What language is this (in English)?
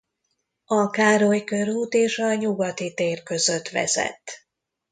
Hungarian